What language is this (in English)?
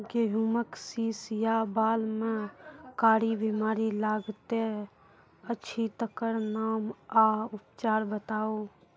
Maithili